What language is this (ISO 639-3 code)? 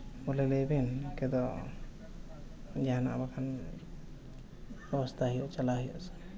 sat